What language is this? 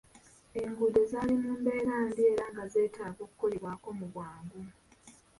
Ganda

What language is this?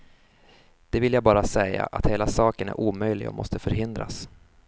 Swedish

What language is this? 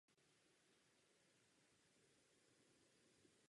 Czech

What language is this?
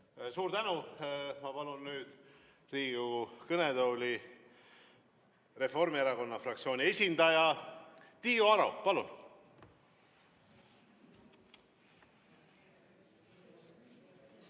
Estonian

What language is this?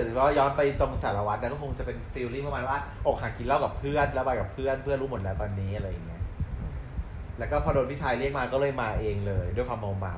Thai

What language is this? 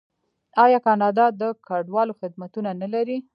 Pashto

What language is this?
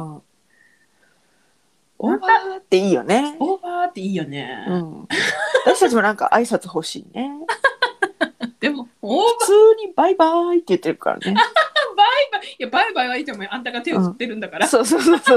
Japanese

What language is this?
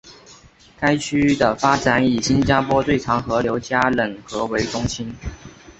Chinese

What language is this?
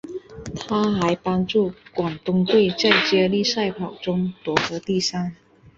Chinese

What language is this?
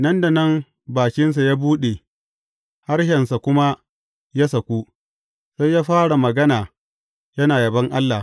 Hausa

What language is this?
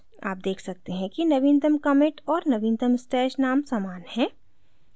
Hindi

